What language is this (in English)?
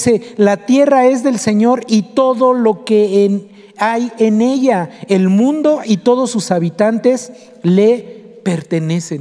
Spanish